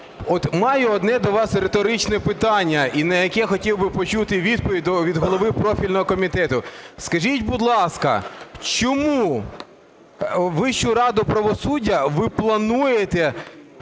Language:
Ukrainian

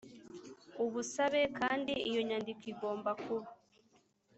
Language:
Kinyarwanda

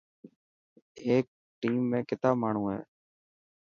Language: Dhatki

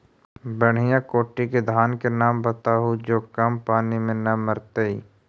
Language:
Magahi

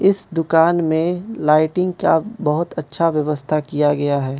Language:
Hindi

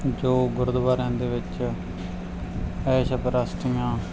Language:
Punjabi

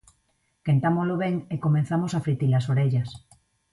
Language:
Galician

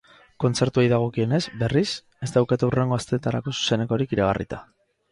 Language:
Basque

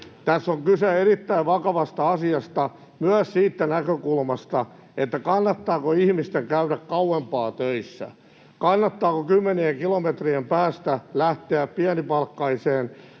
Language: Finnish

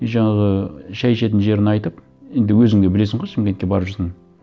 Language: Kazakh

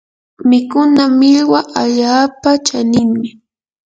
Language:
Yanahuanca Pasco Quechua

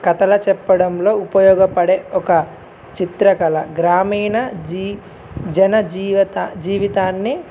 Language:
Telugu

